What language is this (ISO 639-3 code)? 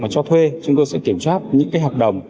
vie